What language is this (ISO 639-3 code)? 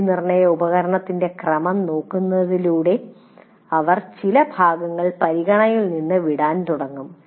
mal